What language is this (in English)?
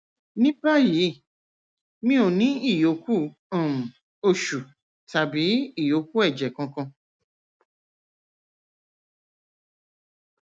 Yoruba